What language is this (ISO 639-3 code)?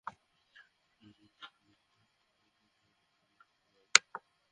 ben